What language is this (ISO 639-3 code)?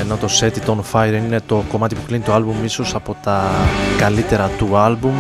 ell